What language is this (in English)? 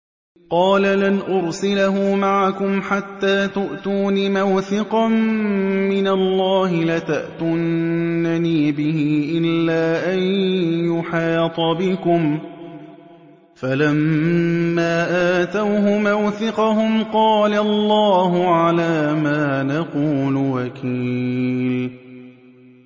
Arabic